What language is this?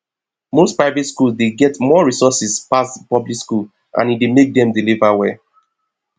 Nigerian Pidgin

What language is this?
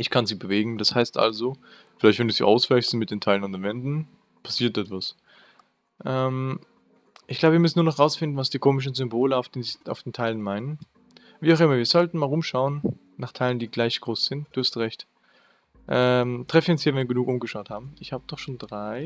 German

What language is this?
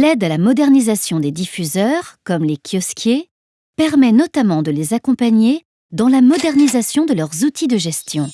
French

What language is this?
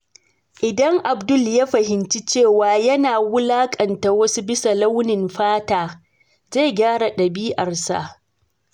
Hausa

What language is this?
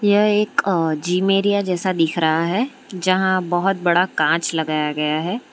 Hindi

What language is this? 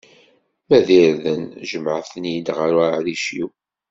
Kabyle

